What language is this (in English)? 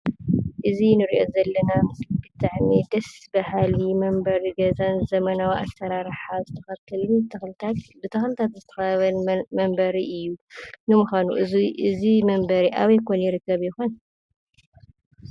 Tigrinya